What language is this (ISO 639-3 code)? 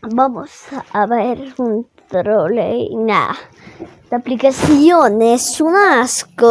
spa